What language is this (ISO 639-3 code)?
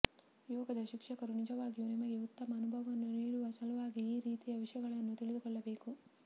kan